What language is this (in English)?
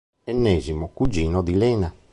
Italian